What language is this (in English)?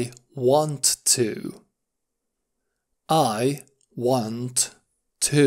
Romanian